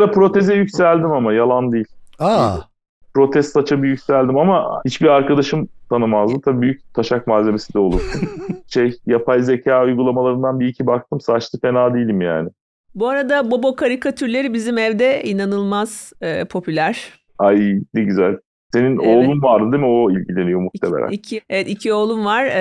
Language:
Turkish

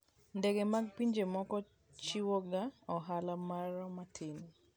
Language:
Luo (Kenya and Tanzania)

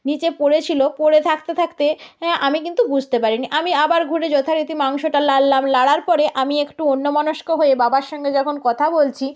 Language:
Bangla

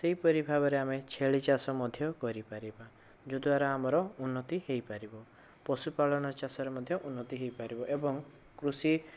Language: Odia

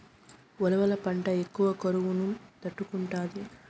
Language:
Telugu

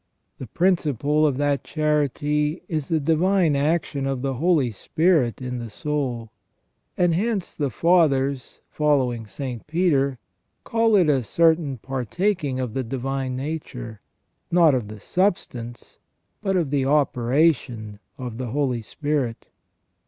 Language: English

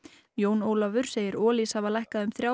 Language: Icelandic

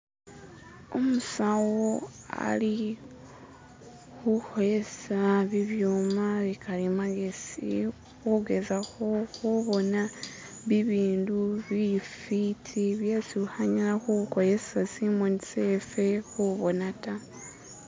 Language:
Masaaba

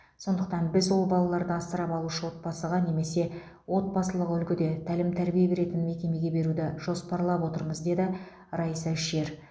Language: Kazakh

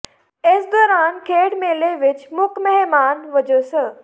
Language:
Punjabi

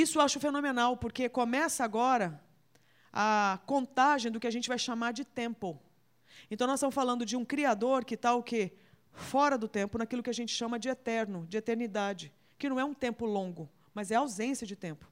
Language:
Portuguese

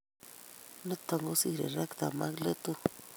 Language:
Kalenjin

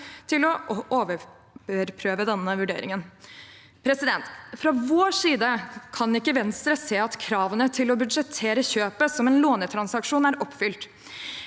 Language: Norwegian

